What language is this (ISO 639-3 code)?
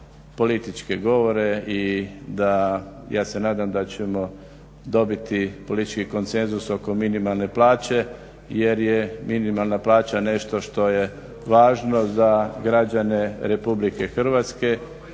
hrv